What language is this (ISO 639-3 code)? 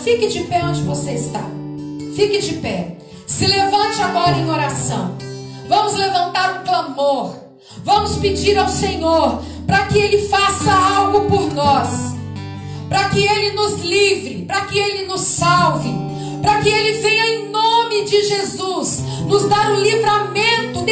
por